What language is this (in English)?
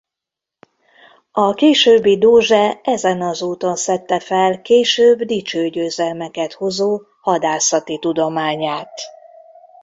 Hungarian